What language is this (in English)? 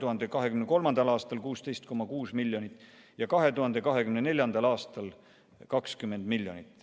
Estonian